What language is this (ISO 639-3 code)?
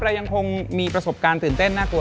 tha